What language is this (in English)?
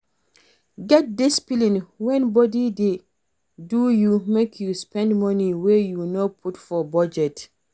Nigerian Pidgin